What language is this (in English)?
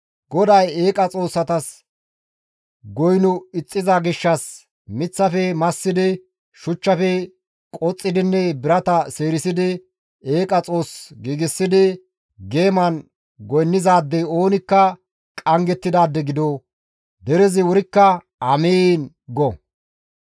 Gamo